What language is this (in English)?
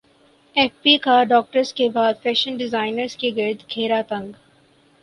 Urdu